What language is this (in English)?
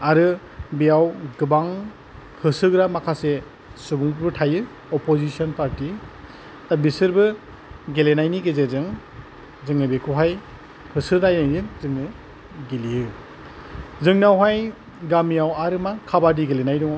Bodo